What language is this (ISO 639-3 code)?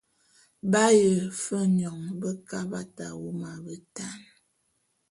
bum